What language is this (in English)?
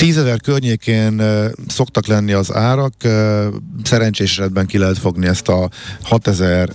Hungarian